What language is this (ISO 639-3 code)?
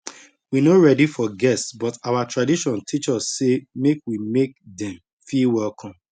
pcm